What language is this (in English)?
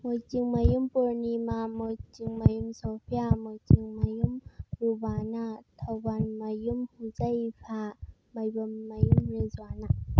Manipuri